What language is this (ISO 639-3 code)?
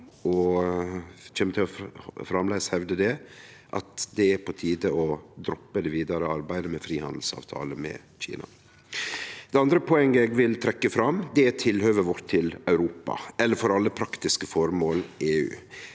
nor